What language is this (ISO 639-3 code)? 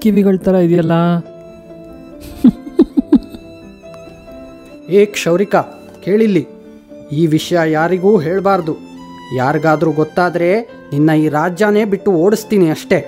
kan